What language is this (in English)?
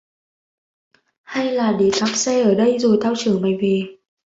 Vietnamese